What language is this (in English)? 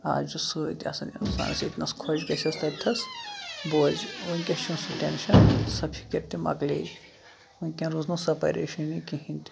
Kashmiri